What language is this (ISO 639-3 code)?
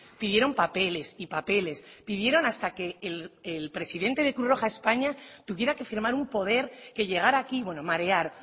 spa